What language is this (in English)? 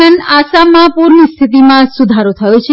Gujarati